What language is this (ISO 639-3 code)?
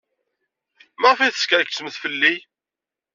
kab